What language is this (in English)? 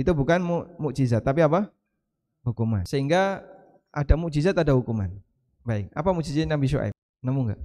Indonesian